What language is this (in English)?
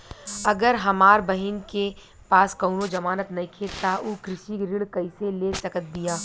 Bhojpuri